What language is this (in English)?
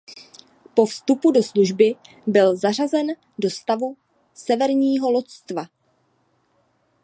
Czech